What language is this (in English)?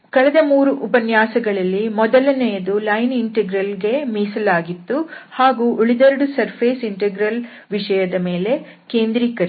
Kannada